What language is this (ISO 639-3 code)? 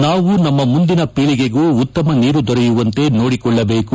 kan